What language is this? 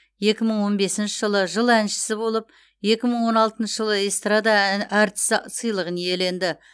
Kazakh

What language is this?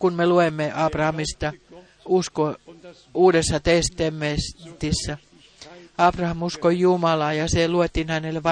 Finnish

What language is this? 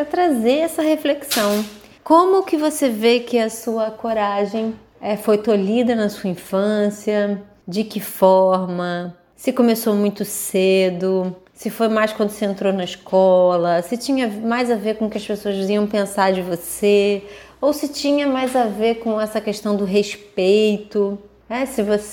Portuguese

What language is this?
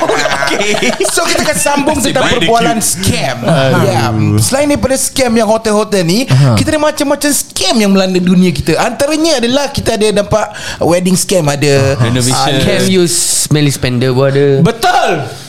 Malay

